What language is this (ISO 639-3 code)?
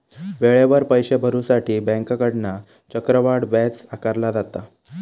mar